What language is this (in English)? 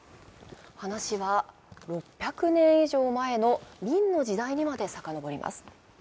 Japanese